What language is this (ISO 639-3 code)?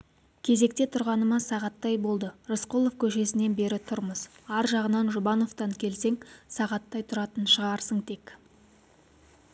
kaz